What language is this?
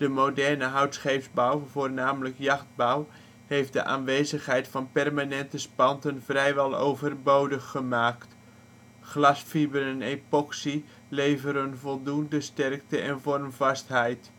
Dutch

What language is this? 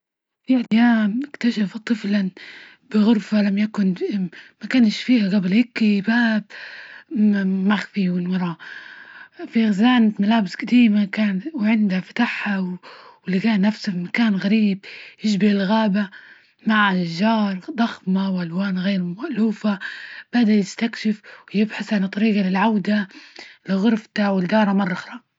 Libyan Arabic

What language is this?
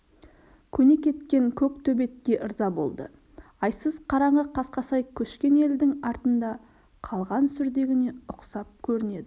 Kazakh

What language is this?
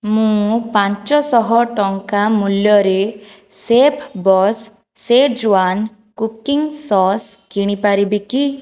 Odia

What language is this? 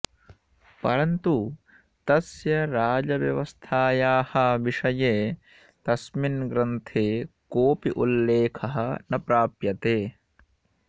Sanskrit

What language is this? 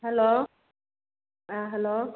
Manipuri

